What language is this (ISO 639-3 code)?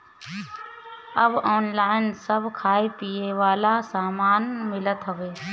bho